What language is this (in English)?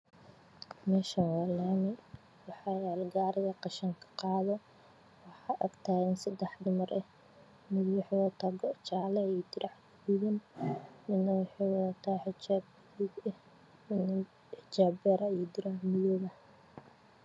Somali